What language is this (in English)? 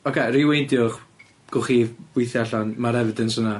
Welsh